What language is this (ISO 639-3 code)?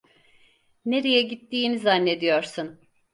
tur